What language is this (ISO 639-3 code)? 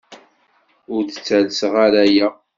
kab